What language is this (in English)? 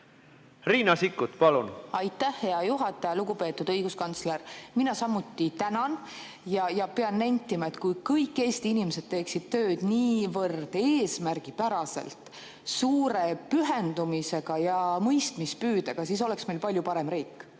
Estonian